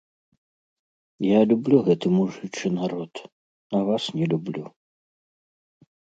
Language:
Belarusian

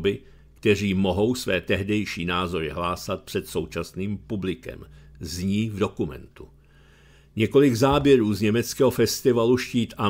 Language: Czech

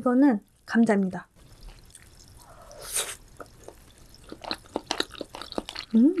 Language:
Korean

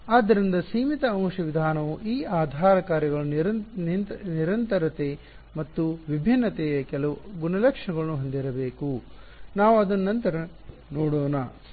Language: Kannada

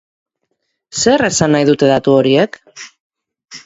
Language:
Basque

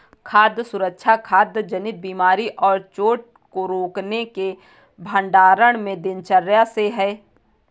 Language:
Hindi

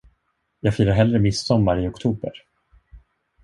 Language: Swedish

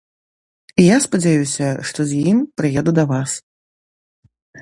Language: Belarusian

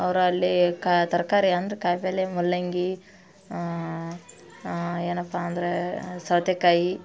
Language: Kannada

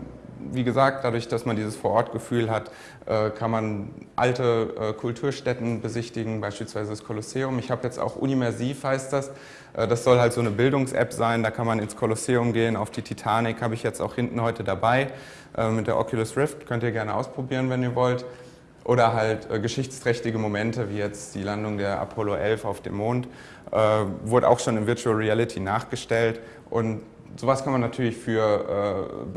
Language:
German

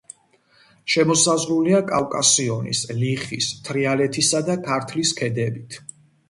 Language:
Georgian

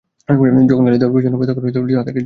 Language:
Bangla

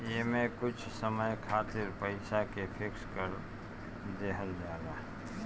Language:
Bhojpuri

